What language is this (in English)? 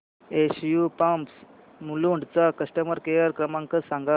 Marathi